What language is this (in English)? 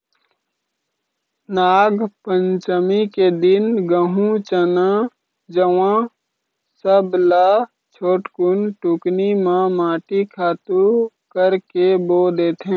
Chhattisgarhi